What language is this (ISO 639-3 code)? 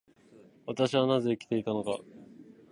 jpn